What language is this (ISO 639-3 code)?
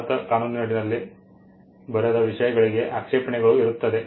kan